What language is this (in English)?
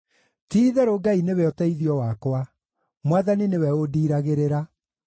Kikuyu